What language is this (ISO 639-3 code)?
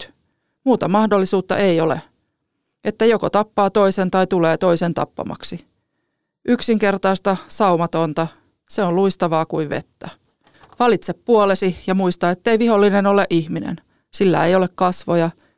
fin